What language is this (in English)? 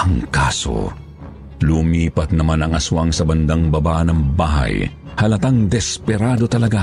Filipino